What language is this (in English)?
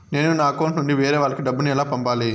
Telugu